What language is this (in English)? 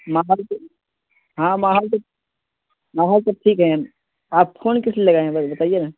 Urdu